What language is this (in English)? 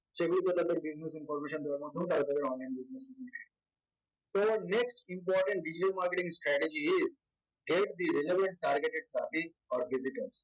Bangla